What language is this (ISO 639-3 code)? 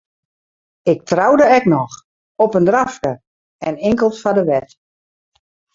fry